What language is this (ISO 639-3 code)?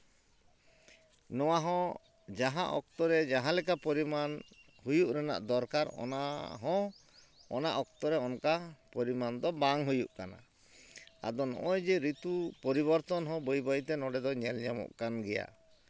sat